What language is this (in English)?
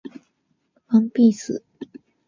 Japanese